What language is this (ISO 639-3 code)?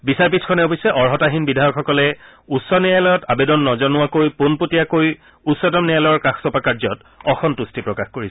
asm